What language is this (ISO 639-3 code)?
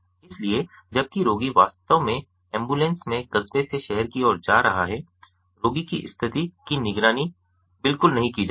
hin